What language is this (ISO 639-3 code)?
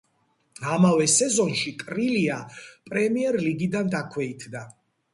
kat